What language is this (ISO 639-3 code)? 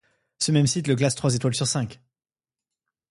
fra